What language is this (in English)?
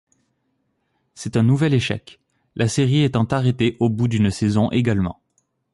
French